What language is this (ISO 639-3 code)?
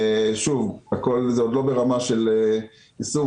heb